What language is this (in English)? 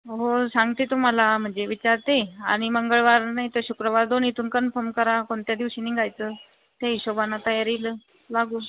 Marathi